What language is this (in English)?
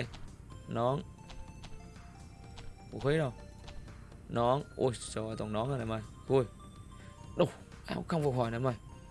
Vietnamese